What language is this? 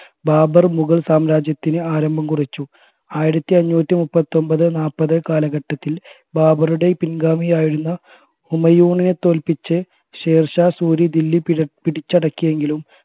Malayalam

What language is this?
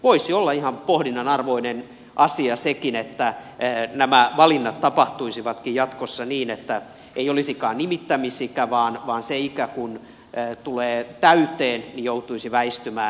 Finnish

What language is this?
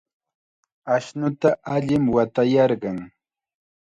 Chiquián Ancash Quechua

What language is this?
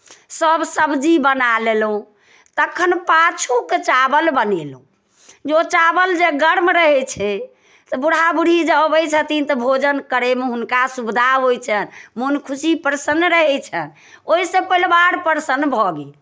Maithili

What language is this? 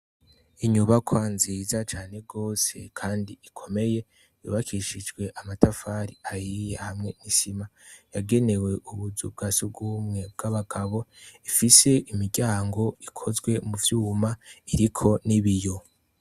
Rundi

